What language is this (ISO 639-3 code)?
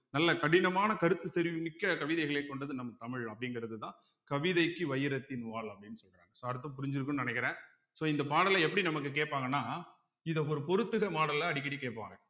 tam